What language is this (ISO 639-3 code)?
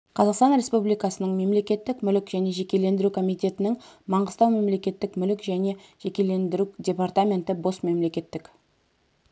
kaz